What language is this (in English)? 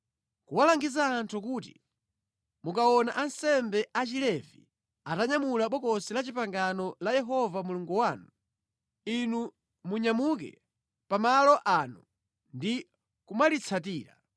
Nyanja